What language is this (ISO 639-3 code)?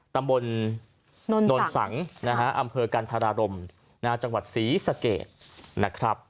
tha